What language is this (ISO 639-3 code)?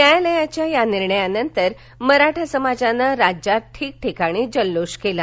mar